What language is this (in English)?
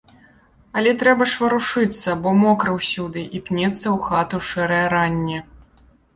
Belarusian